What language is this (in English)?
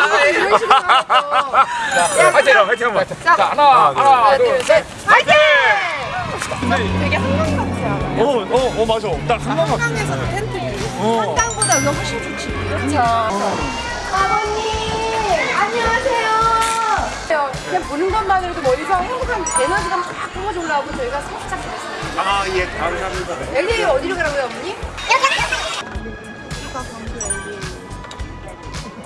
Korean